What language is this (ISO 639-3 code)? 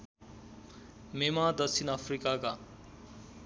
nep